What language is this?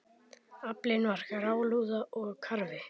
Icelandic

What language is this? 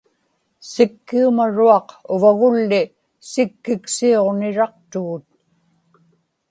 Inupiaq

